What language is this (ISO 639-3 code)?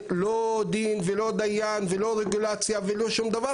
heb